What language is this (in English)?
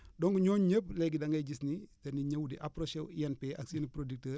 Wolof